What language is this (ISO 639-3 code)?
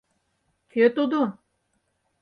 chm